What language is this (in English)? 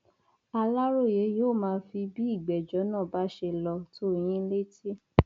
Yoruba